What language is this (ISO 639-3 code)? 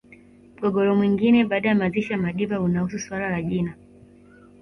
swa